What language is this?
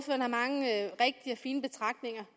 Danish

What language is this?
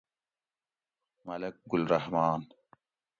Gawri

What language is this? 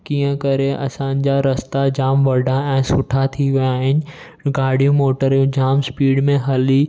Sindhi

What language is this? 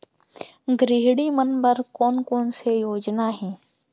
Chhattisgarhi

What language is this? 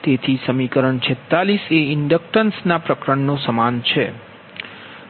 Gujarati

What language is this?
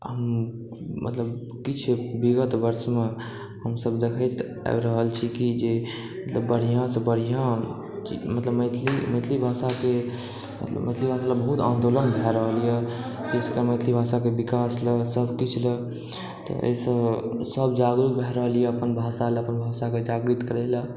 Maithili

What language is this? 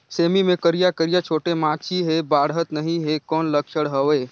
Chhattisgarhi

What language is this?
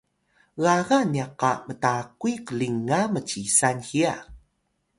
Atayal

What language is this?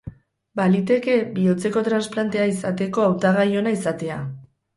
Basque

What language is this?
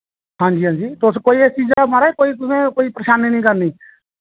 Dogri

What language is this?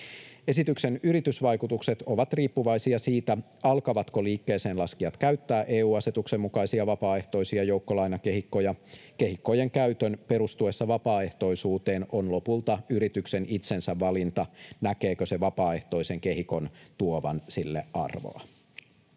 Finnish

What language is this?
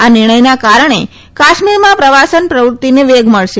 Gujarati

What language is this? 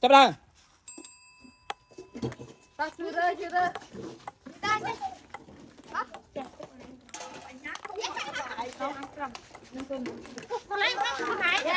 Thai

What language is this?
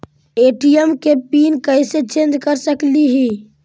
Magahi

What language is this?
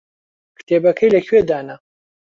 Central Kurdish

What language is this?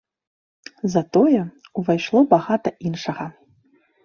Belarusian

